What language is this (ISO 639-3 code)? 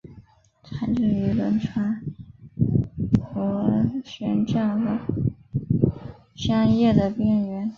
zho